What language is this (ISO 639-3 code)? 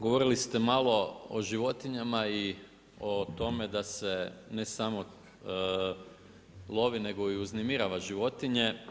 hrv